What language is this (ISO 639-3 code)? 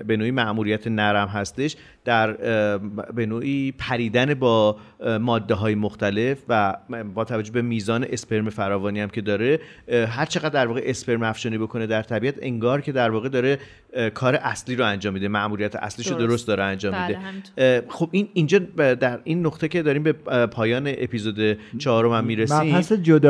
fas